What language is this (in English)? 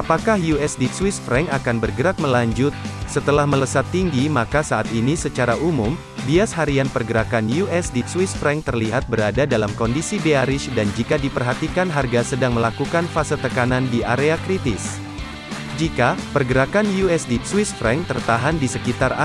Indonesian